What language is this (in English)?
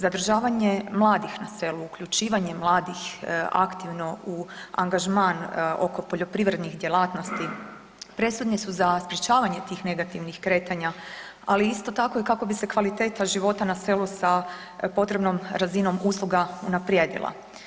Croatian